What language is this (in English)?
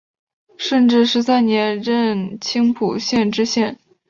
Chinese